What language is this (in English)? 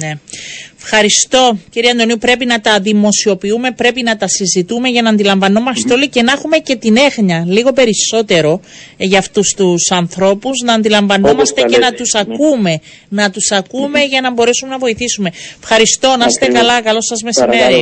Greek